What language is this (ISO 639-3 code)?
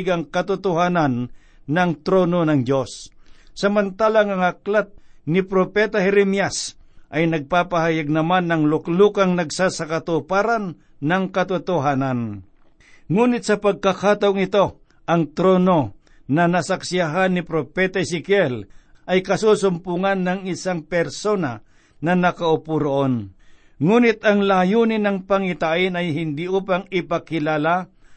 fil